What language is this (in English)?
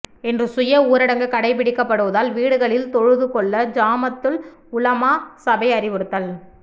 Tamil